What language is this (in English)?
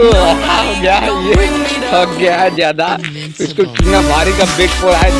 Hindi